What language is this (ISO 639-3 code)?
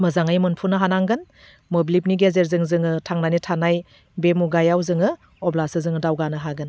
brx